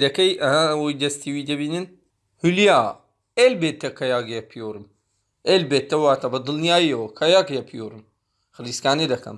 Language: Turkish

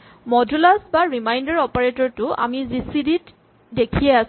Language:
Assamese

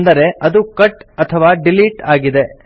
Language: Kannada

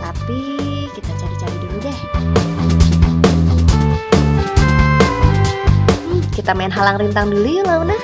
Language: Indonesian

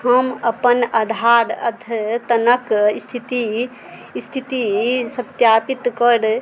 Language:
Maithili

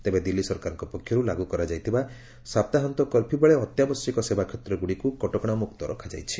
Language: Odia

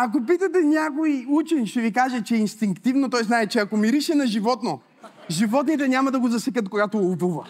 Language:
Bulgarian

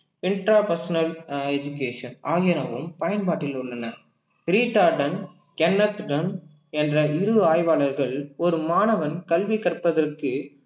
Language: Tamil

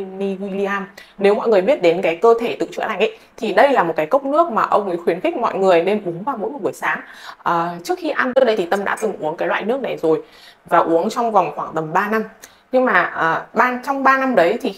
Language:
Vietnamese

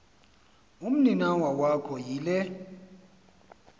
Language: Xhosa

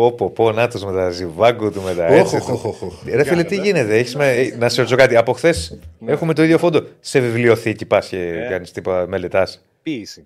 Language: Greek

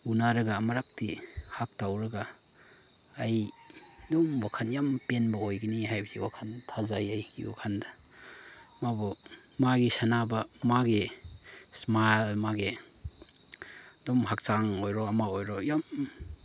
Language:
Manipuri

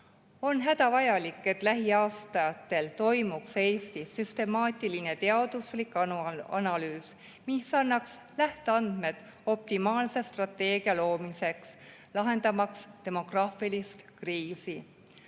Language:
Estonian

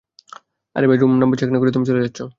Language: Bangla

